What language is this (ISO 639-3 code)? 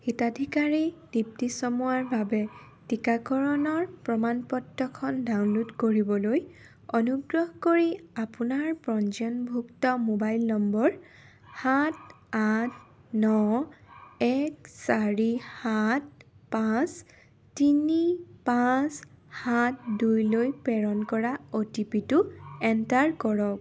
asm